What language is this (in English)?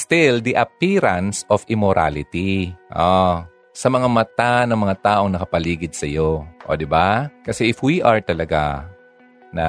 Filipino